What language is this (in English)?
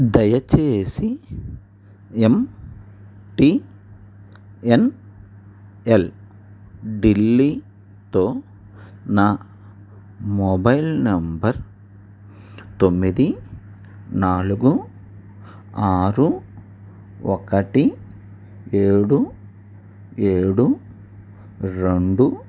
Telugu